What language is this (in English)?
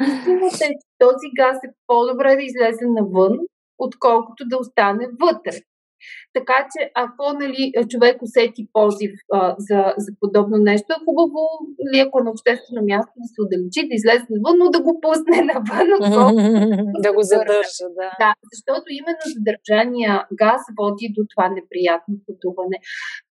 Bulgarian